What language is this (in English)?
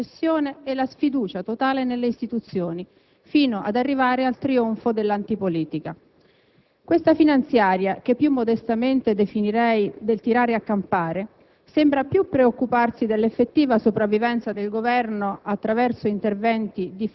Italian